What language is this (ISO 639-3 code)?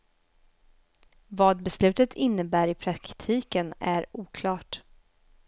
swe